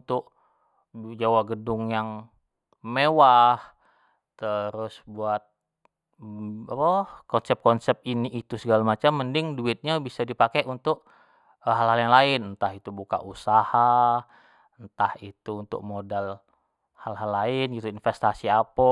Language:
Jambi Malay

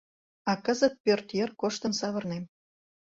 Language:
Mari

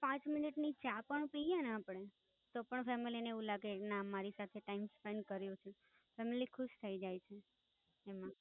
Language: Gujarati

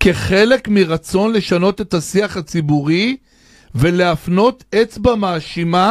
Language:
Hebrew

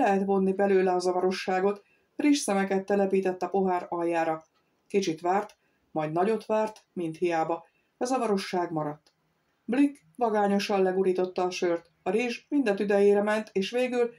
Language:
Hungarian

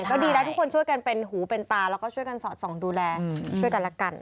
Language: Thai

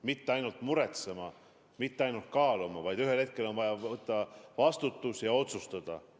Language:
Estonian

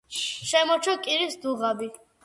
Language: Georgian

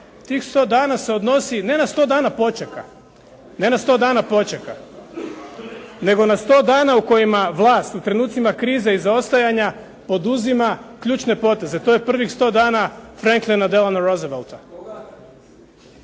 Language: Croatian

